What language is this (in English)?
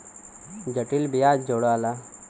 Bhojpuri